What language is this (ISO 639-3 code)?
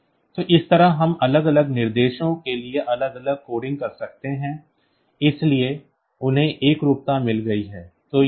hin